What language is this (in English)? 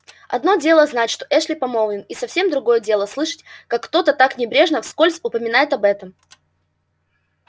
Russian